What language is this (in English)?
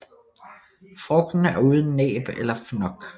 Danish